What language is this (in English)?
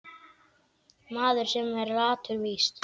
Icelandic